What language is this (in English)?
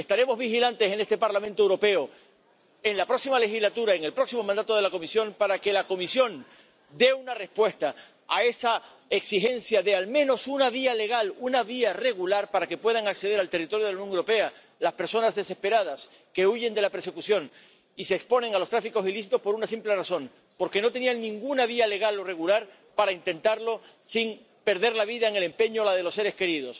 Spanish